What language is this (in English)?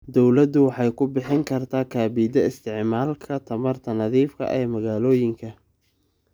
Somali